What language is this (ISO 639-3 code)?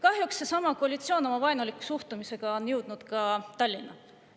est